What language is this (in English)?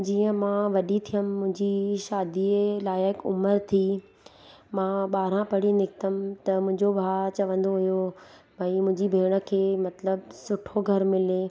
Sindhi